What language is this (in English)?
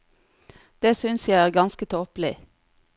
Norwegian